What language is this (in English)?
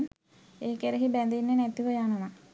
Sinhala